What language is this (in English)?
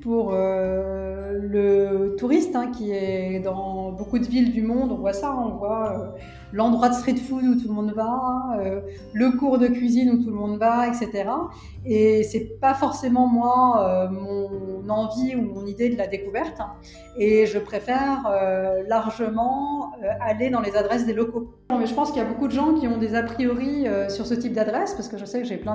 French